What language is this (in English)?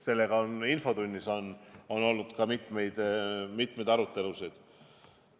Estonian